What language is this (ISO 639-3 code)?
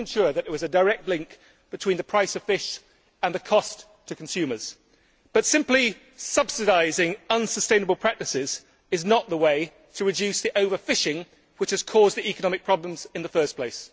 eng